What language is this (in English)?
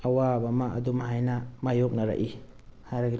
Manipuri